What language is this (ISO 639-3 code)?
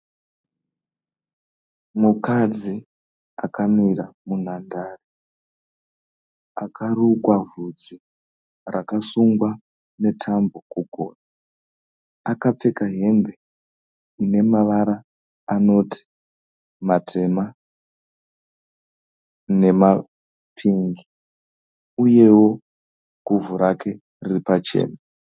sna